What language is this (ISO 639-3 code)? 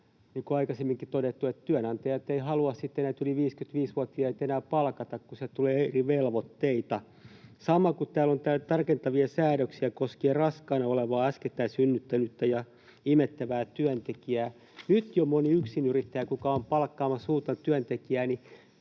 fin